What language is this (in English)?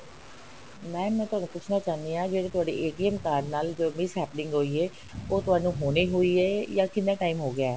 Punjabi